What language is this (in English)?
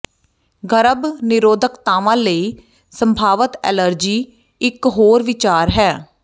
Punjabi